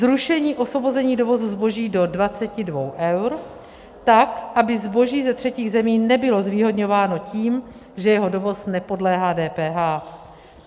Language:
Czech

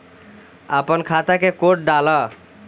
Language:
Bhojpuri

